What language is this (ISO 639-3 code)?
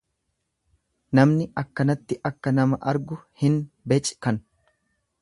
orm